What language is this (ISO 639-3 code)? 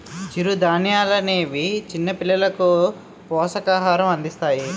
tel